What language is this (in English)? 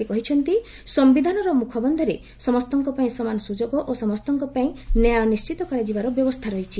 Odia